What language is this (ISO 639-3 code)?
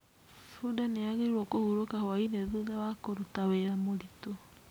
kik